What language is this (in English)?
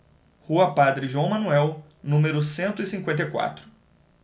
Portuguese